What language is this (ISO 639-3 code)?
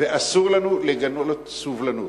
heb